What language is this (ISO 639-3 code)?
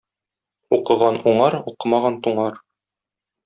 tat